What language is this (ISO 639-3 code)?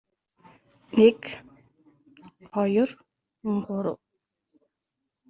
mon